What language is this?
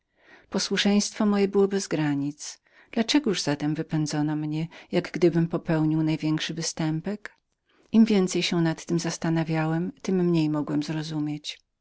Polish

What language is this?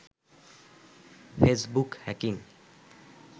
Bangla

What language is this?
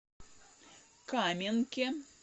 Russian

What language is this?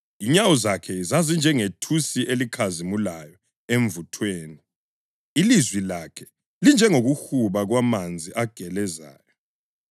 North Ndebele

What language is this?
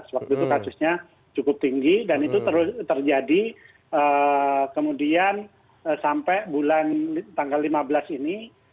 Indonesian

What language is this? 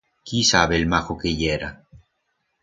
Aragonese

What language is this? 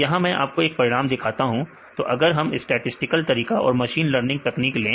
Hindi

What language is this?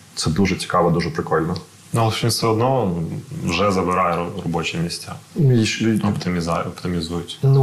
Ukrainian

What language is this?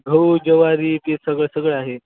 Marathi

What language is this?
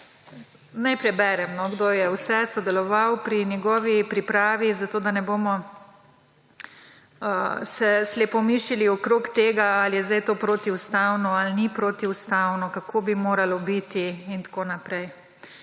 Slovenian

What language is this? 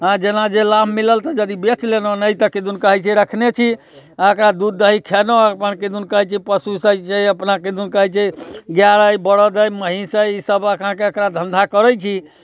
Maithili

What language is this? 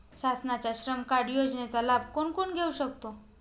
Marathi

